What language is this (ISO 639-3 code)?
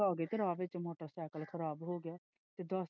pan